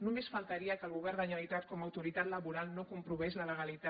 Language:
Catalan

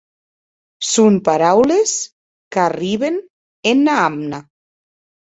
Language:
Occitan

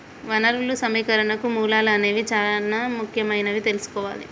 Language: Telugu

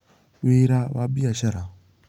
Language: Kikuyu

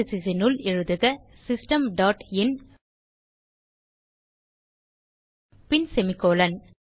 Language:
Tamil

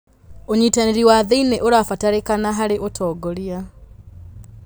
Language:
Kikuyu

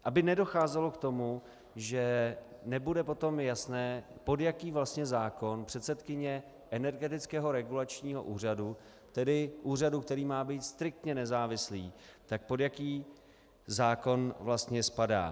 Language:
Czech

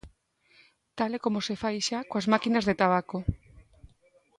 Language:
Galician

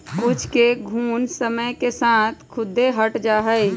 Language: Magahi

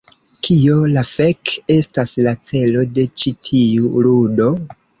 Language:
Esperanto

